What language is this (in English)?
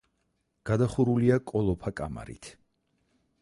Georgian